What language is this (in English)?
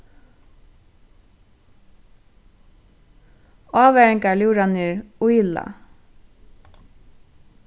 Faroese